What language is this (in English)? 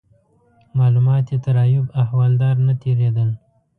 Pashto